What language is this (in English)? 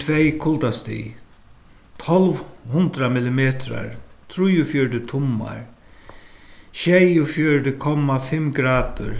Faroese